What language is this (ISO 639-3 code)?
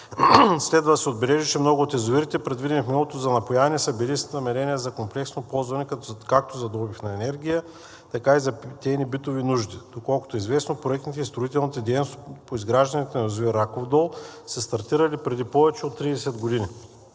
bul